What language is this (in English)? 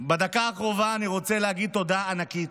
Hebrew